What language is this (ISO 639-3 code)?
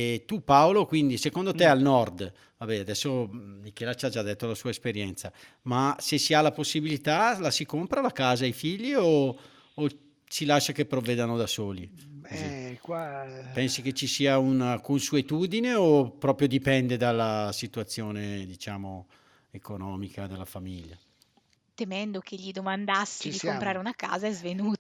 ita